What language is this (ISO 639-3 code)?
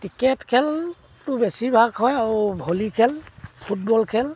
asm